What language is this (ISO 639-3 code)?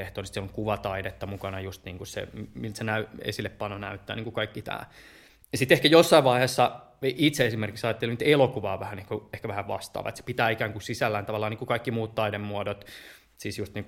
fin